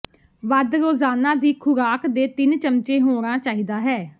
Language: Punjabi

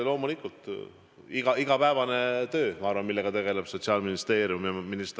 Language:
Estonian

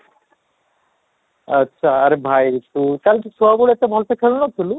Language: Odia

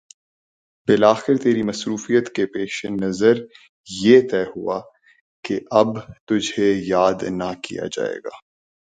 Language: Urdu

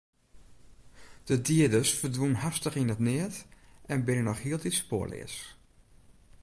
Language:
Western Frisian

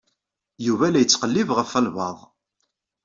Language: Kabyle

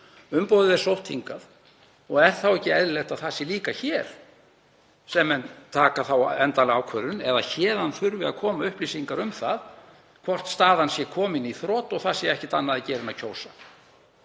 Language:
Icelandic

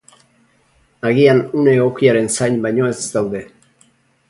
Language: Basque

